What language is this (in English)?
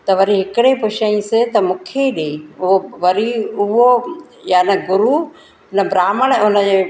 Sindhi